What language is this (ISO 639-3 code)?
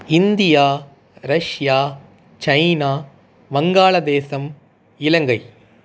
tam